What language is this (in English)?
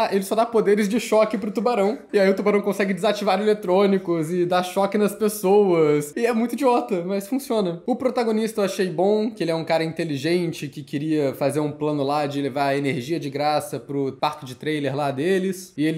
Portuguese